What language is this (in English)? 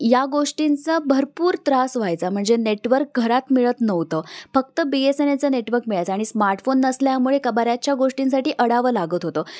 Marathi